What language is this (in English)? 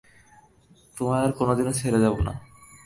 Bangla